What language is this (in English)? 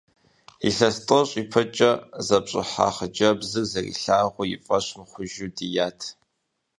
Kabardian